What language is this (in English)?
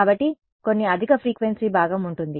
Telugu